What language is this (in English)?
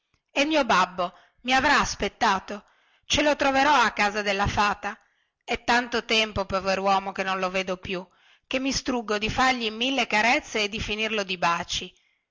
Italian